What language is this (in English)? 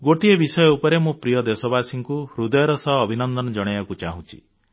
Odia